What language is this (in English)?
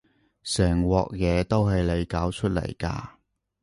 Cantonese